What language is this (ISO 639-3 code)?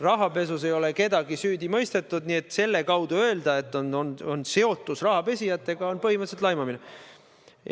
est